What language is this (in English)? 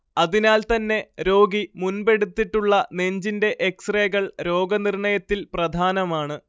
Malayalam